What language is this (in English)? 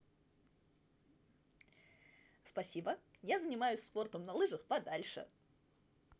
Russian